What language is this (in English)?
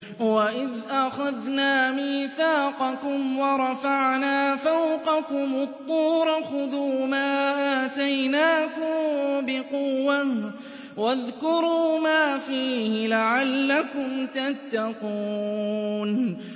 Arabic